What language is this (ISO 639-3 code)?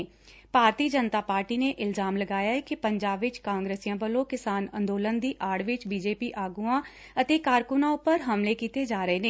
pan